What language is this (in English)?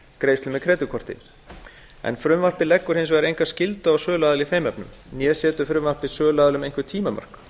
Icelandic